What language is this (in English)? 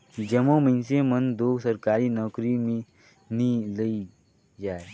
Chhattisgarhi